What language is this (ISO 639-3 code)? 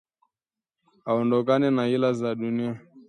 swa